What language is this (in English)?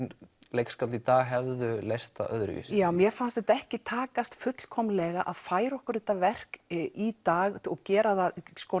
Icelandic